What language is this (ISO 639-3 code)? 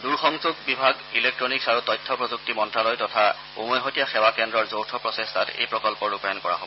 asm